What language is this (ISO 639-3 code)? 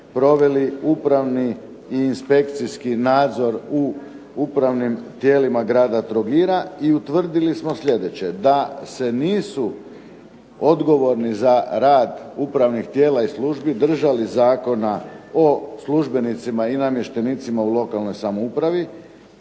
hrv